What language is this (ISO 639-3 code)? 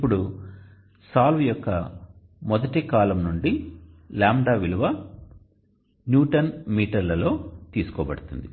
tel